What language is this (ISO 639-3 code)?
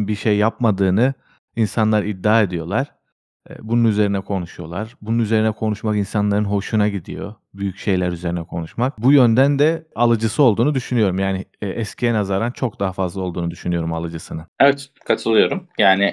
tur